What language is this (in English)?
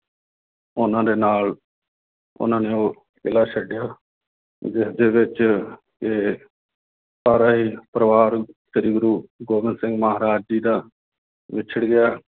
Punjabi